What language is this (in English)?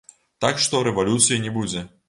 Belarusian